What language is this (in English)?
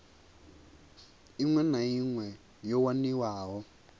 Venda